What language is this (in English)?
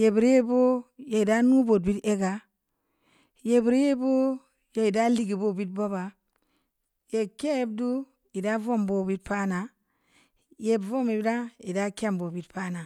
Samba Leko